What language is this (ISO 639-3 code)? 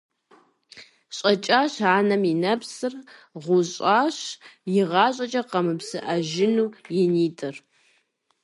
kbd